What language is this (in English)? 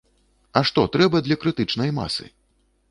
Belarusian